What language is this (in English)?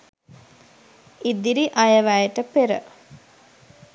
Sinhala